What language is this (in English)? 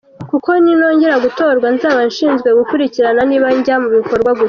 Kinyarwanda